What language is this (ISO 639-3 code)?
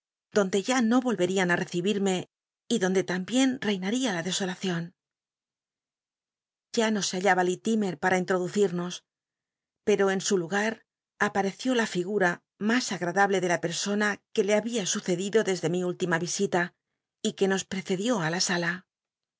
spa